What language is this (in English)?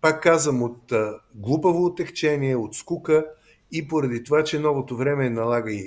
Bulgarian